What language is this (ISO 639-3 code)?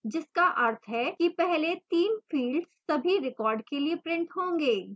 hin